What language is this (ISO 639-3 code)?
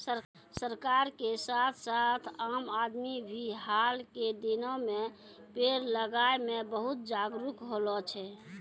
mai